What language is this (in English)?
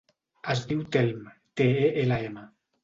Catalan